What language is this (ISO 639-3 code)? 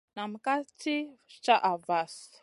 mcn